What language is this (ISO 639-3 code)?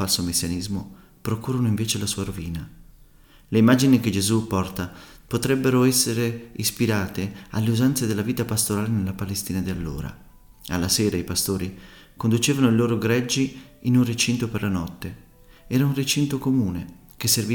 ita